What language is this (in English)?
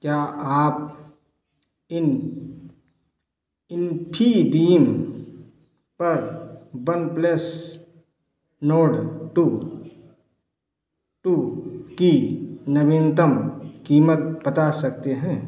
Hindi